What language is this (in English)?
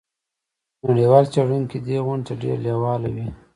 Pashto